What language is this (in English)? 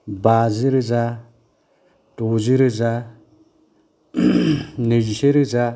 Bodo